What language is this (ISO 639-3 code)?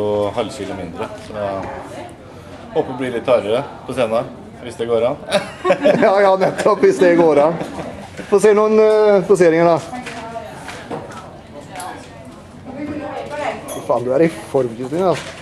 nor